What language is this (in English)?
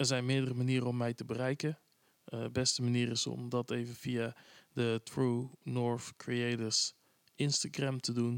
Dutch